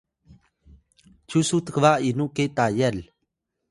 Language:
Atayal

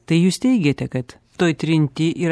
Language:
Lithuanian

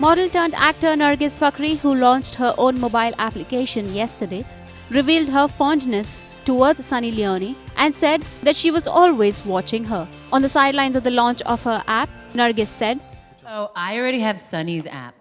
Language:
English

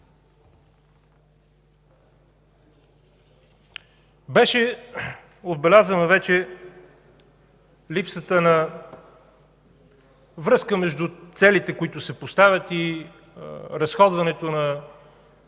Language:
Bulgarian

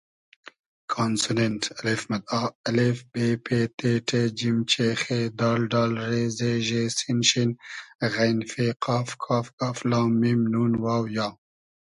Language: Hazaragi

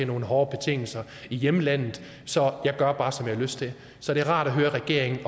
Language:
Danish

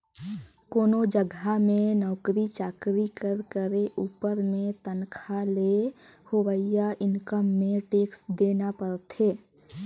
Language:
Chhattisgarhi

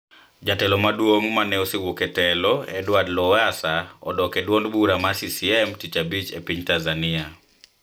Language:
Luo (Kenya and Tanzania)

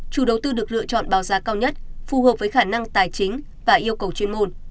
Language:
Vietnamese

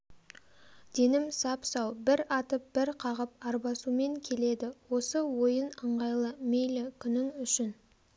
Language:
Kazakh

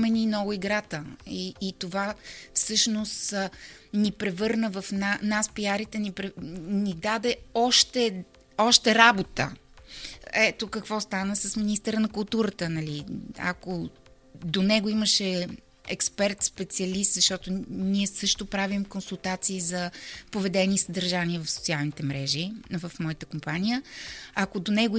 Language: Bulgarian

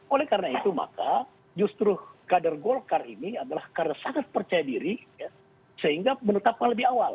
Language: Indonesian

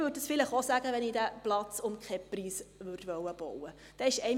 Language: Swiss German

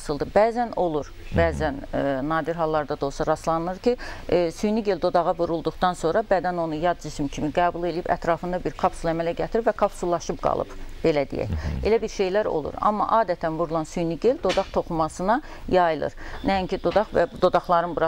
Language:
Turkish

